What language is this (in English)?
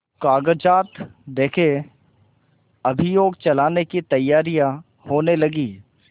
Hindi